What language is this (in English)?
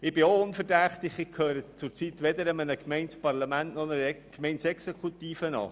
Swiss German